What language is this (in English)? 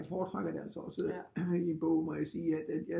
Danish